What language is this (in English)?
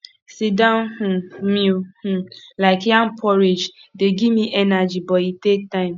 Nigerian Pidgin